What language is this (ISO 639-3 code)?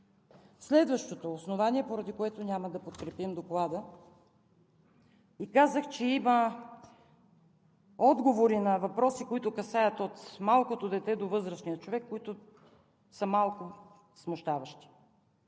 bul